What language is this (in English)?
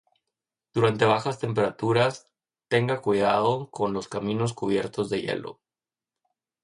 Spanish